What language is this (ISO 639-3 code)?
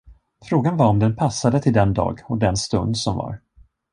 swe